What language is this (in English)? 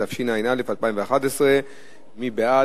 Hebrew